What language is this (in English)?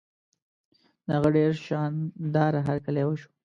Pashto